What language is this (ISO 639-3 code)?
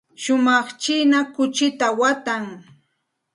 qxt